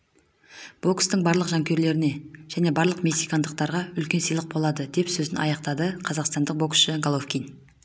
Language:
Kazakh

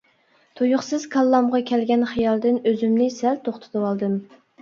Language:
Uyghur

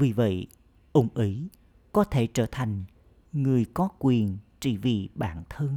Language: Vietnamese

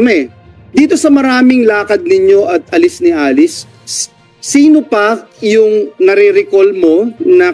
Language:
Filipino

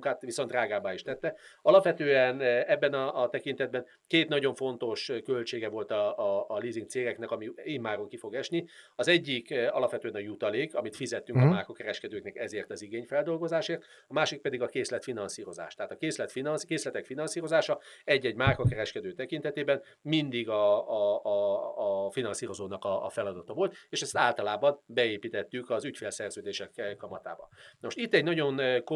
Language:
Hungarian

